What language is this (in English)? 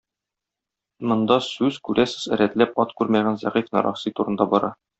Tatar